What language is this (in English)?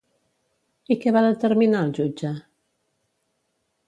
Catalan